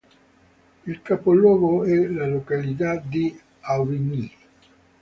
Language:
Italian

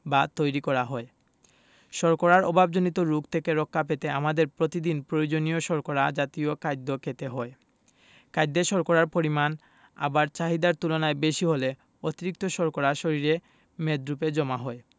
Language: Bangla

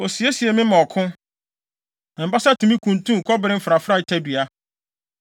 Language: Akan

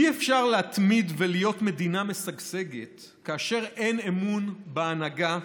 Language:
Hebrew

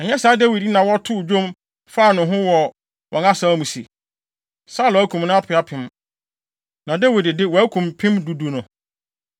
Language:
Akan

